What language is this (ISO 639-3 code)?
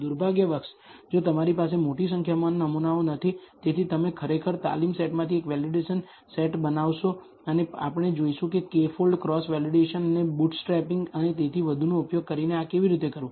guj